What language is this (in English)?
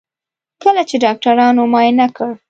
Pashto